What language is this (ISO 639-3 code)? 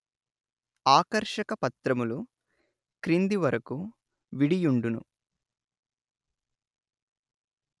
tel